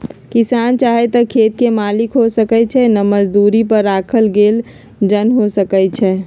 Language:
Magahi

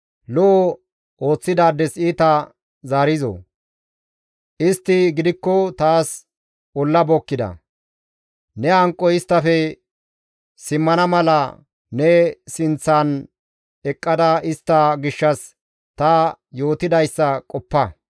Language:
Gamo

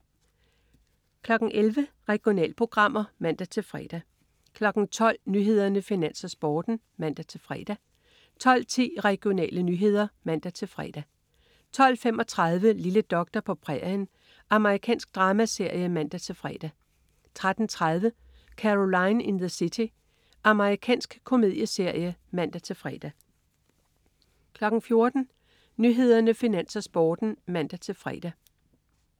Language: Danish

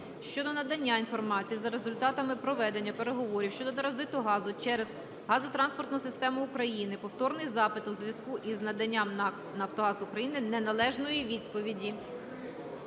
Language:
Ukrainian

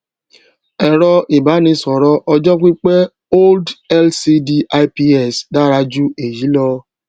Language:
Yoruba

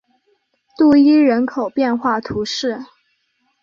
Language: Chinese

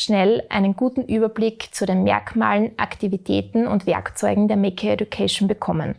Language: German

